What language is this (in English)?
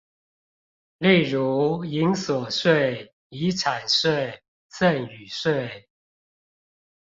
Chinese